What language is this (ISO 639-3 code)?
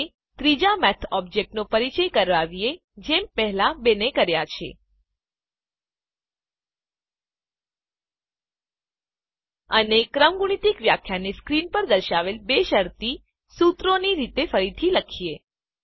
guj